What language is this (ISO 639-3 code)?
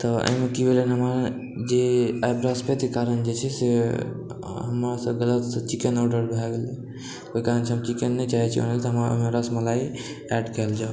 mai